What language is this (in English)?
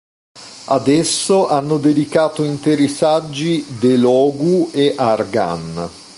Italian